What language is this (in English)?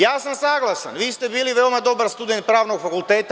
Serbian